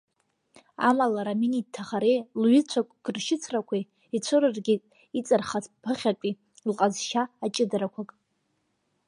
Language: Abkhazian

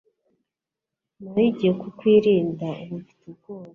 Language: Kinyarwanda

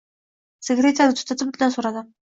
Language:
Uzbek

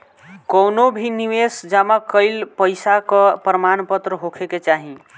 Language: Bhojpuri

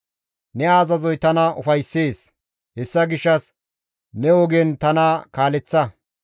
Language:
Gamo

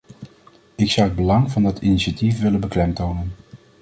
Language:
Dutch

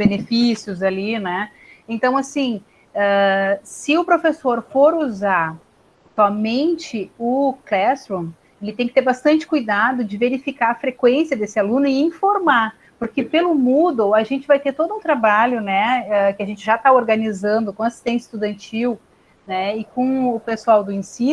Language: Portuguese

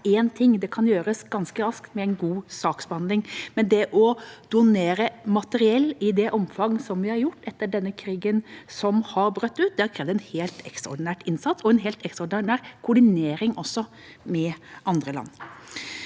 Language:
Norwegian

